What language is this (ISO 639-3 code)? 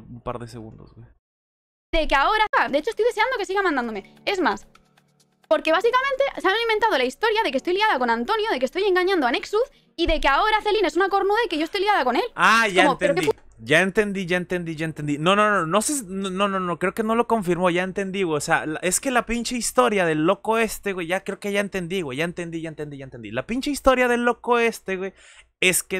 spa